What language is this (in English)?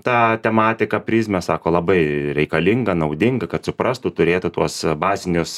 Lithuanian